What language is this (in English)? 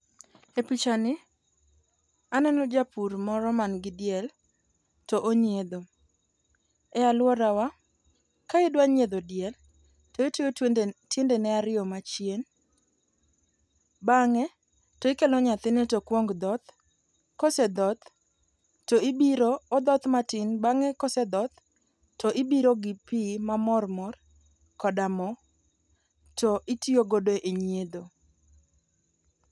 Luo (Kenya and Tanzania)